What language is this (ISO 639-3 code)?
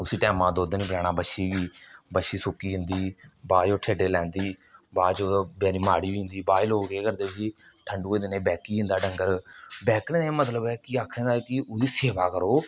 doi